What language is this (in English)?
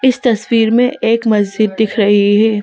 Hindi